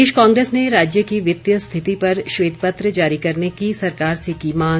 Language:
Hindi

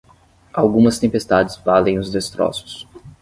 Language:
Portuguese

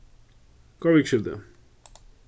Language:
Faroese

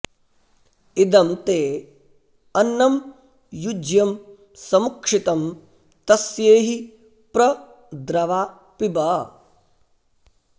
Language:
Sanskrit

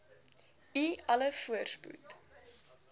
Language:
Afrikaans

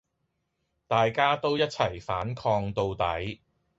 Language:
Cantonese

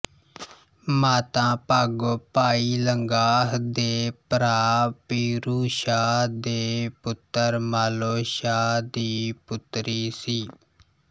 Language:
Punjabi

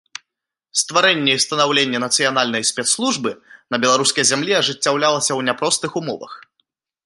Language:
Belarusian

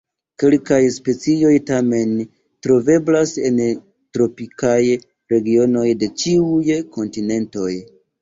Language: Esperanto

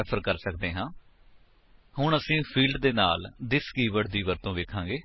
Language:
Punjabi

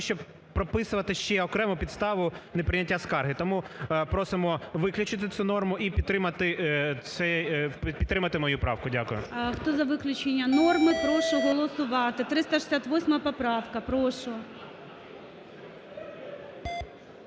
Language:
Ukrainian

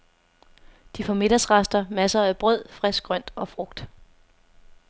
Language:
Danish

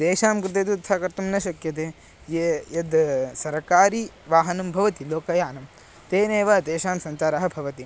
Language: Sanskrit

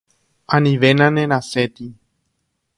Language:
Guarani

